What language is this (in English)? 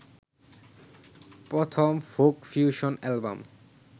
Bangla